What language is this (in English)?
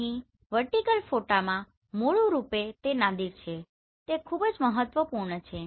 Gujarati